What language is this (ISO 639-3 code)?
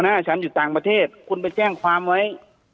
tha